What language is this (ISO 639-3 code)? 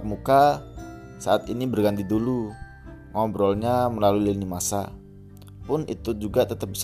ind